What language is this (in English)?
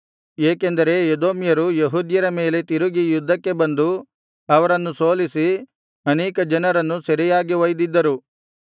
Kannada